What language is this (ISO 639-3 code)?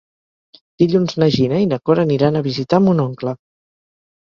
cat